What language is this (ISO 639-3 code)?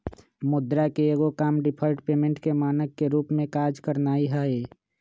mag